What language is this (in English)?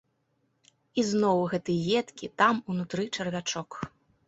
Belarusian